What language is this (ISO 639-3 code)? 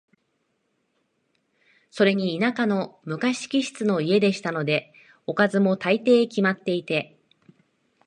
jpn